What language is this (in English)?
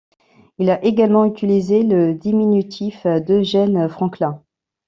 French